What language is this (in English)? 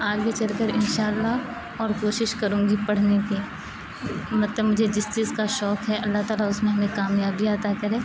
Urdu